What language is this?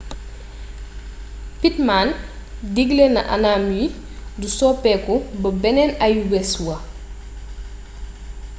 Wolof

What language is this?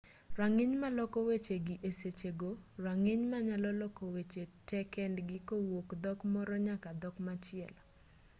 Luo (Kenya and Tanzania)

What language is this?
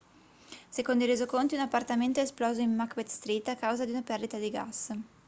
Italian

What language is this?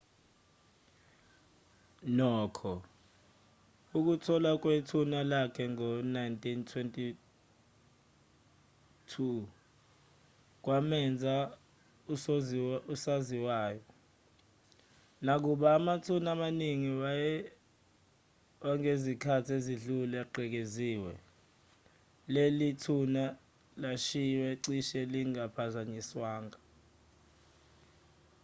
Zulu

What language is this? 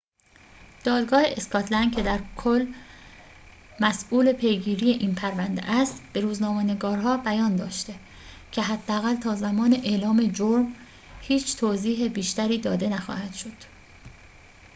Persian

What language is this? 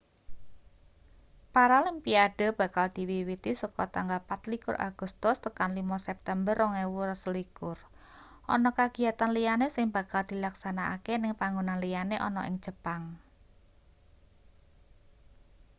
Javanese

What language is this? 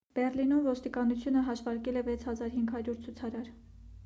Armenian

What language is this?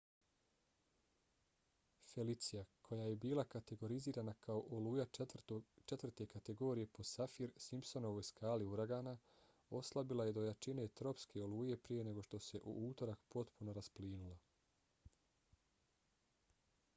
Bosnian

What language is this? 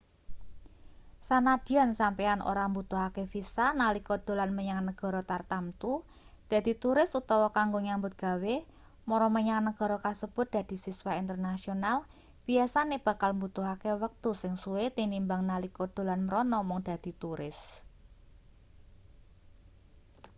Javanese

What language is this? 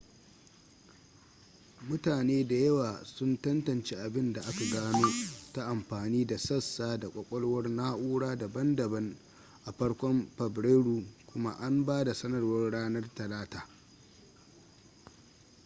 Hausa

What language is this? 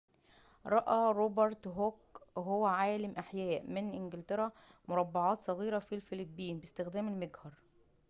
Arabic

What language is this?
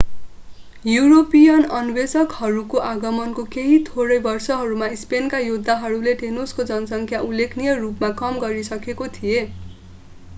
Nepali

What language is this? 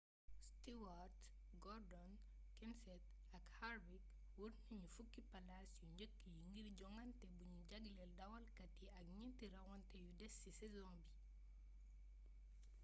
Wolof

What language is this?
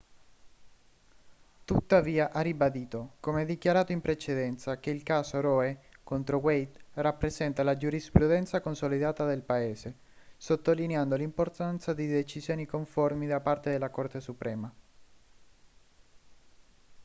Italian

